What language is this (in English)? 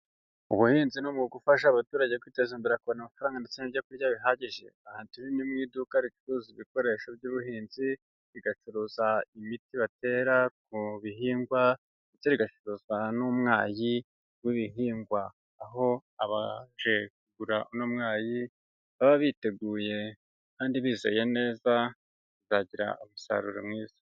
Kinyarwanda